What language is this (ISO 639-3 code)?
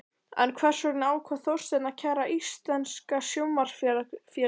isl